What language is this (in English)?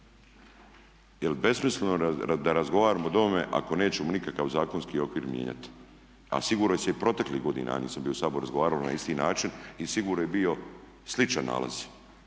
Croatian